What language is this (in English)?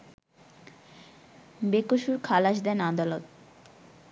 Bangla